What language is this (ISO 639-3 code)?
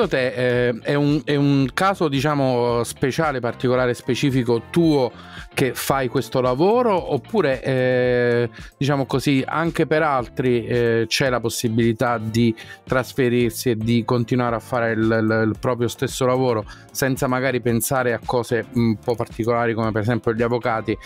ita